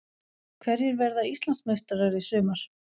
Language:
Icelandic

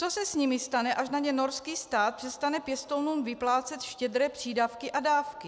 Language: Czech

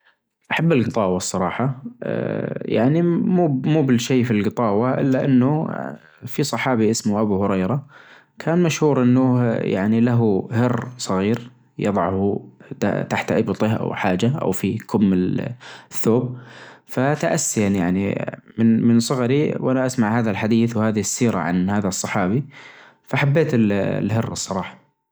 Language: Najdi Arabic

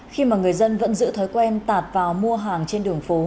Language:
Vietnamese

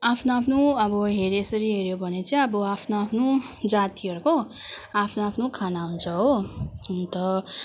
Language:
Nepali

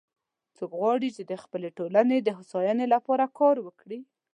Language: Pashto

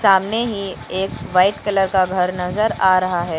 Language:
Hindi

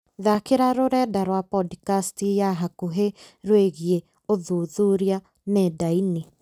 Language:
Kikuyu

